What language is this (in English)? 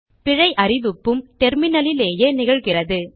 Tamil